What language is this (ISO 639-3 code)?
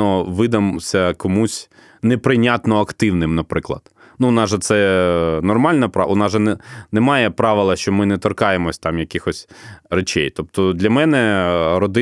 ukr